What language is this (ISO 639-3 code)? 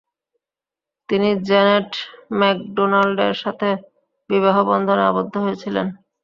ben